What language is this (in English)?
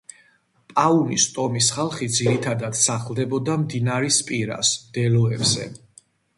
Georgian